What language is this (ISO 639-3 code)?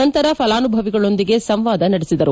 kan